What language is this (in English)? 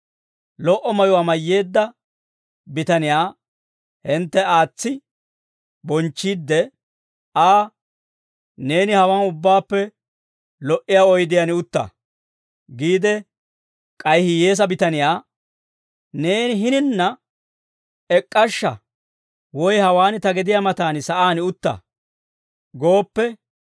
Dawro